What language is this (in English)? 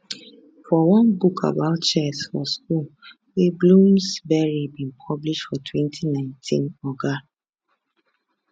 Nigerian Pidgin